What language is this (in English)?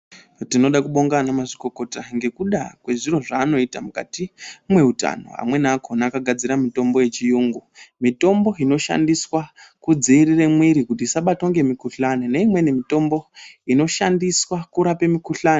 Ndau